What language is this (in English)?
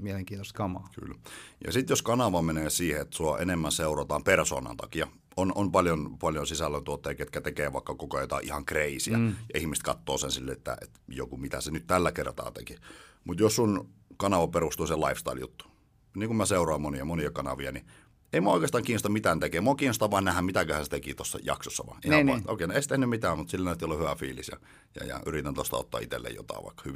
Finnish